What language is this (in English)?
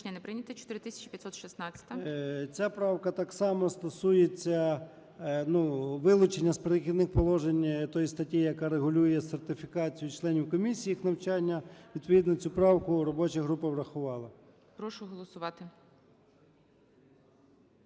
Ukrainian